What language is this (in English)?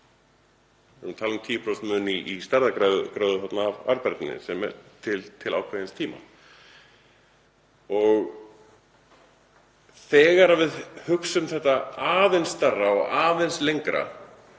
Icelandic